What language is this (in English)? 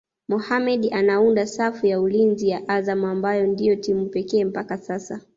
Swahili